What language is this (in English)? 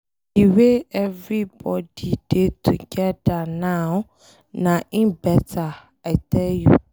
Nigerian Pidgin